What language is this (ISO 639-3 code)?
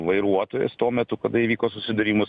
lit